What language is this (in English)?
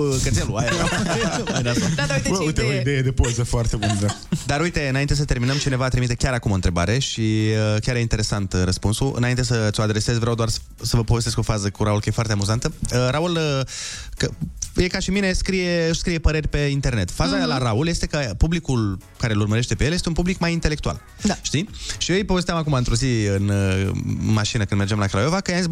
Romanian